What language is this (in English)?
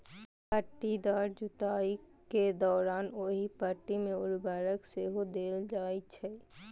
Maithili